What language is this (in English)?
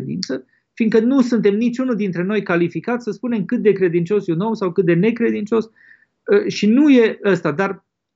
Romanian